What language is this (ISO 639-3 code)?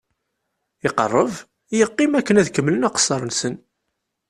kab